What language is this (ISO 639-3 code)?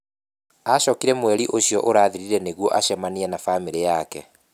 kik